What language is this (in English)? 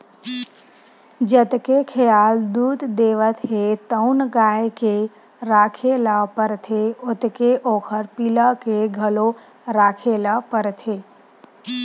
Chhattisgarhi